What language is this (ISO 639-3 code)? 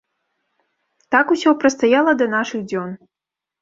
bel